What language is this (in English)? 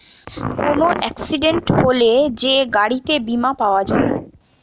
Bangla